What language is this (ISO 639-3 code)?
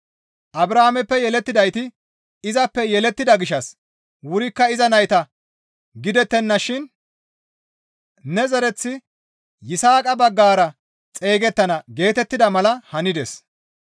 gmv